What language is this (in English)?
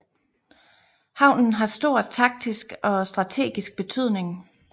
Danish